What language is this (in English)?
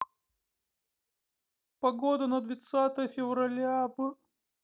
Russian